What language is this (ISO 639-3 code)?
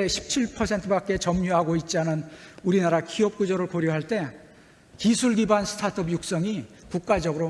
kor